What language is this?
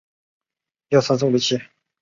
Chinese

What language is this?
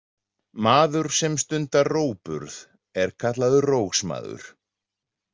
Icelandic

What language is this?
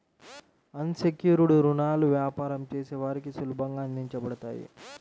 Telugu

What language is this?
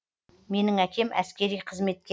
Kazakh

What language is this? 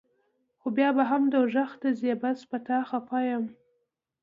Pashto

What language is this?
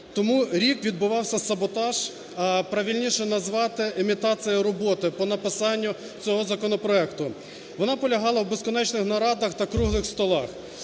Ukrainian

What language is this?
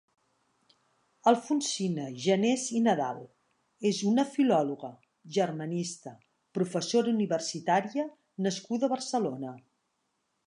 Catalan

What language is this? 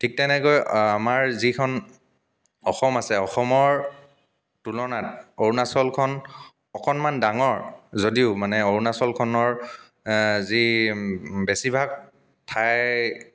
Assamese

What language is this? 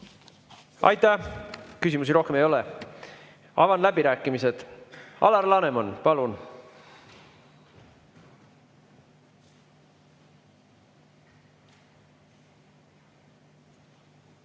Estonian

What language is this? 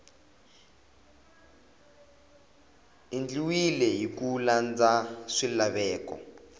Tsonga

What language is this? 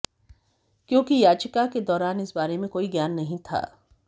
Hindi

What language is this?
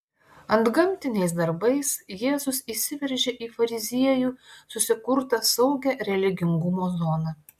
Lithuanian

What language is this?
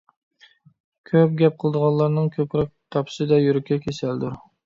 Uyghur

